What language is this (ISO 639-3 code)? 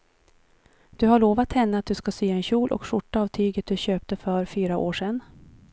swe